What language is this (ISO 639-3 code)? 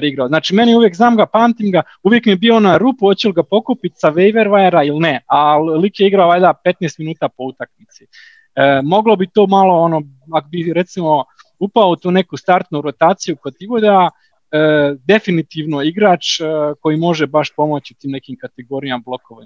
hrv